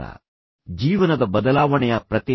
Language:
Kannada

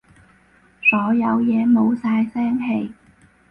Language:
Cantonese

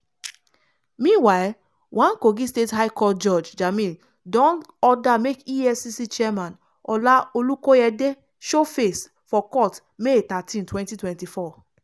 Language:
Nigerian Pidgin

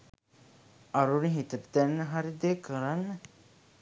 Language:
Sinhala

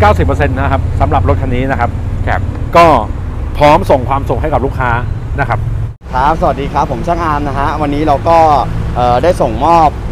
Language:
Thai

